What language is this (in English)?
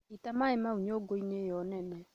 Kikuyu